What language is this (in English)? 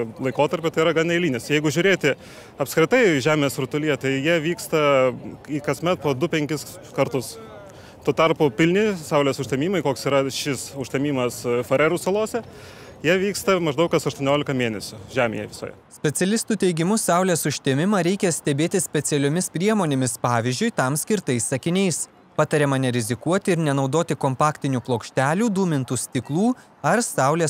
Lithuanian